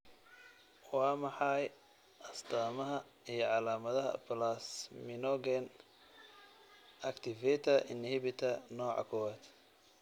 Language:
Somali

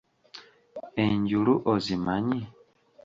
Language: Ganda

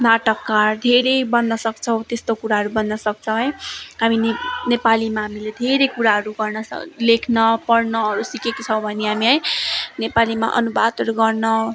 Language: Nepali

